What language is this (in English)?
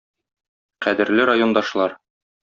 Tatar